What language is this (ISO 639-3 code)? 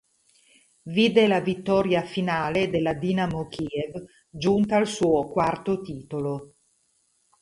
ita